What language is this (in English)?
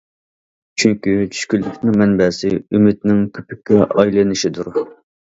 Uyghur